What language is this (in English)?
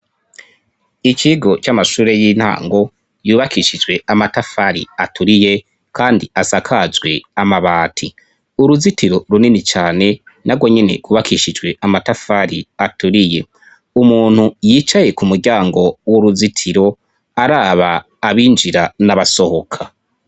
Rundi